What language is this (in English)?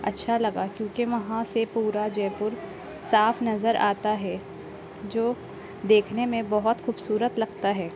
Urdu